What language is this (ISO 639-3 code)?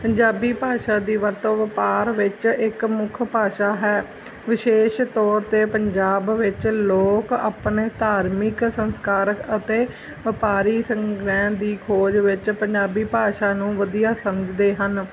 pan